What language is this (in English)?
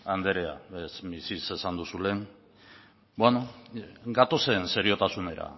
Basque